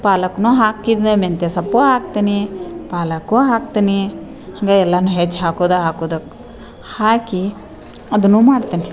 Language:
Kannada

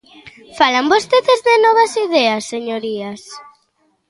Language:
Galician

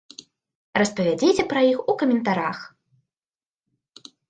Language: Belarusian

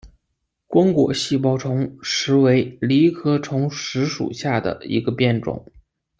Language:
Chinese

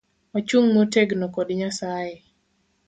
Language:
Luo (Kenya and Tanzania)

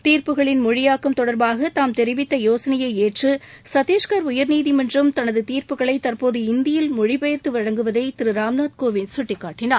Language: Tamil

